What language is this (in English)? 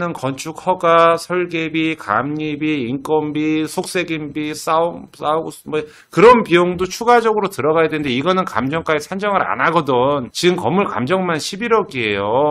Korean